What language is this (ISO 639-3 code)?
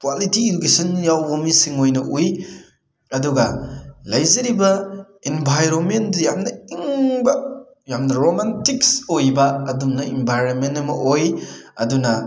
mni